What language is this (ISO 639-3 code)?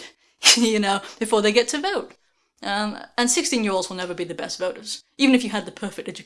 eng